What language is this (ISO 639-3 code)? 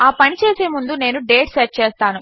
tel